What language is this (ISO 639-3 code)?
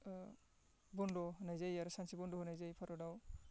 brx